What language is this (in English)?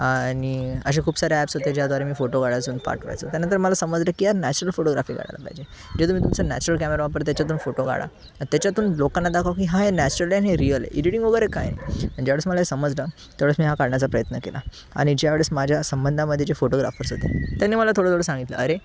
Marathi